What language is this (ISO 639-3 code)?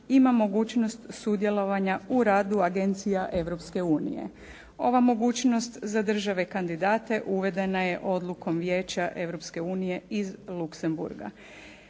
hrv